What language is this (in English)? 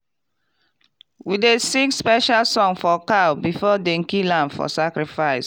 Nigerian Pidgin